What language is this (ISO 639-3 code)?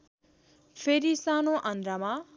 nep